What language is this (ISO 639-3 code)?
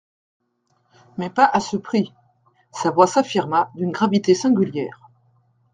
fra